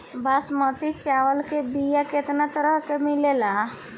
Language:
Bhojpuri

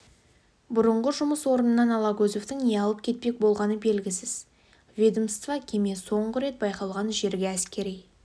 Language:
Kazakh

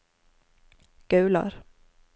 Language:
Norwegian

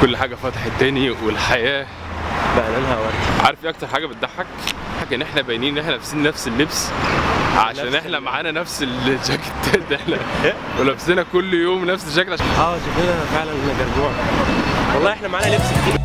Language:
Arabic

